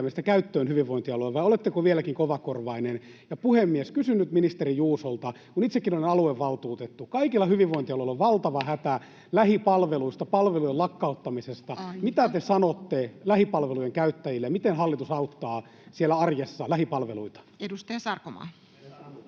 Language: Finnish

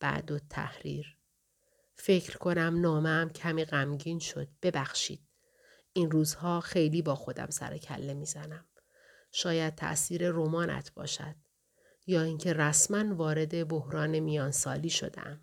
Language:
Persian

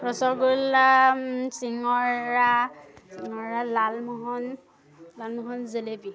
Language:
Assamese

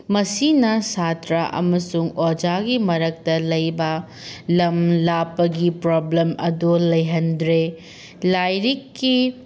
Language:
Manipuri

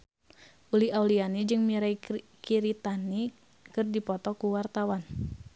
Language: Sundanese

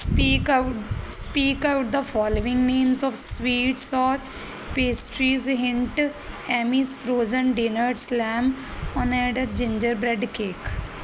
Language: Punjabi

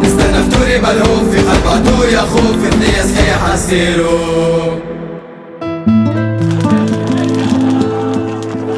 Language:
Arabic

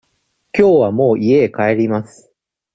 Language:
Japanese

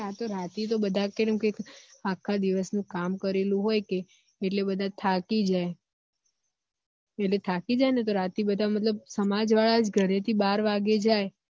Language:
Gujarati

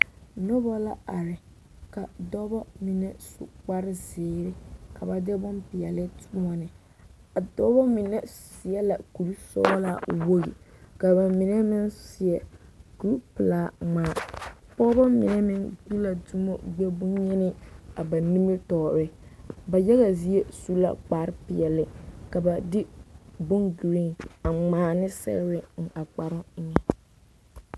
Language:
Southern Dagaare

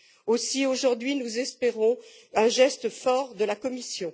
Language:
French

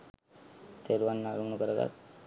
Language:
Sinhala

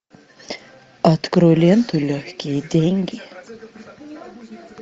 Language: Russian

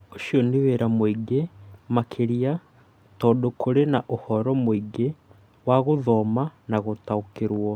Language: Kikuyu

